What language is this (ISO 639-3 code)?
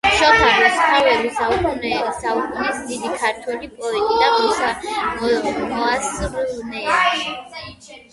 kat